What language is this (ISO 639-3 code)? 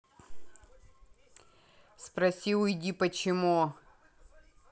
rus